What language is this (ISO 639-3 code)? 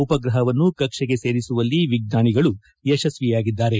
kan